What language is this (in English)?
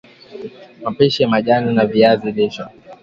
Swahili